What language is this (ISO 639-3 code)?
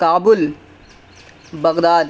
urd